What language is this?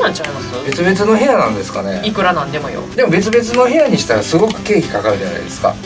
Japanese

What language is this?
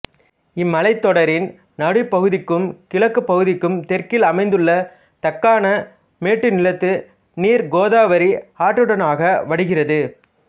Tamil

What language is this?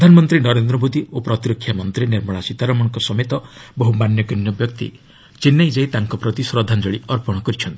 Odia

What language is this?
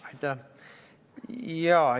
Estonian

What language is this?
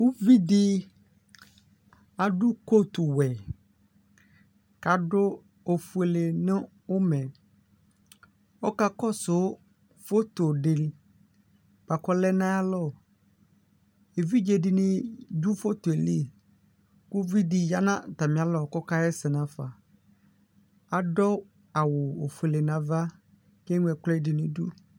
Ikposo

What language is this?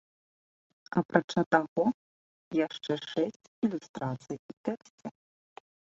Belarusian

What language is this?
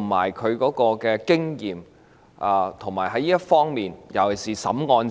Cantonese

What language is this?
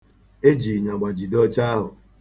Igbo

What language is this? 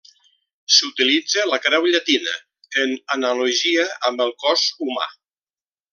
Catalan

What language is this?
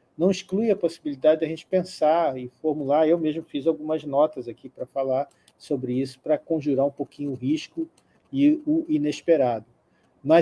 Portuguese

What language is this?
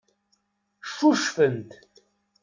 Kabyle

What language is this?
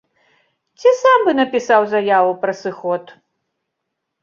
Belarusian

